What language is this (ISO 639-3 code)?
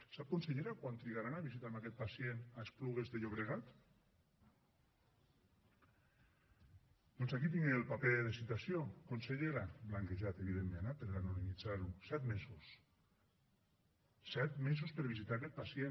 cat